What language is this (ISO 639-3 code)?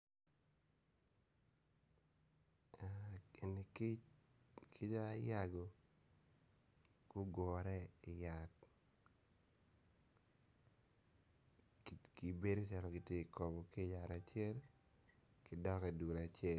ach